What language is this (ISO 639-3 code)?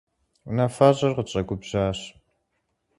kbd